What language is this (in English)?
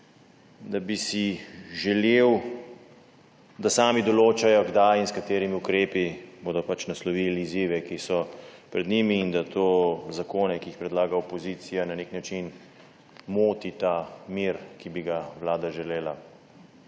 Slovenian